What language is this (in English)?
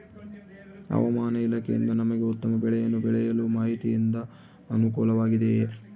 Kannada